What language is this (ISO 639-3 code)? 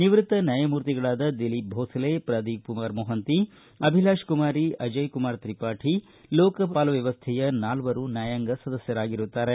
kan